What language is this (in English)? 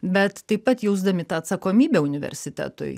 Lithuanian